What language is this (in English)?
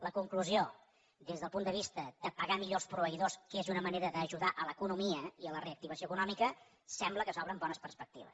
Catalan